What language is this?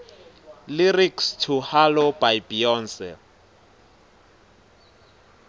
Swati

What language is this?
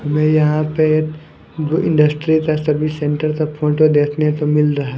Hindi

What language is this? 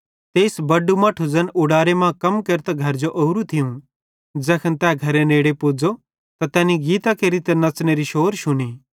Bhadrawahi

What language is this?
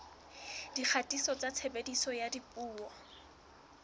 Southern Sotho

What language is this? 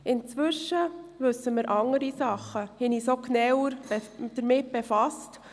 Swiss German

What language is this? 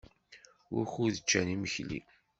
Kabyle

